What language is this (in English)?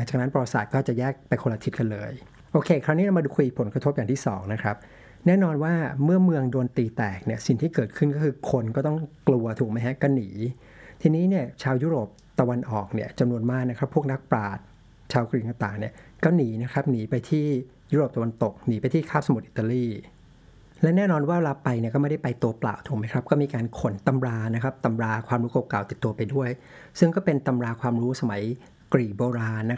Thai